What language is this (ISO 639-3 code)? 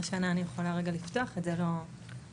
heb